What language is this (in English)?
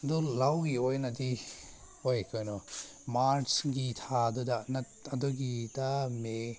Manipuri